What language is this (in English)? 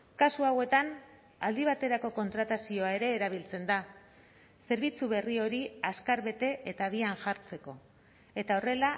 Basque